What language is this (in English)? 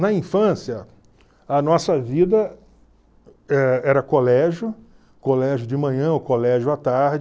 Portuguese